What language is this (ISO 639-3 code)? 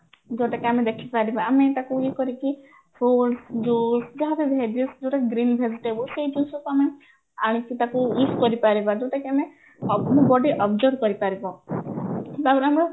ori